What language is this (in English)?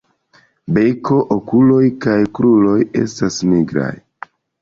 Esperanto